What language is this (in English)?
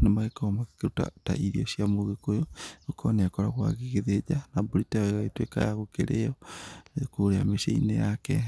Kikuyu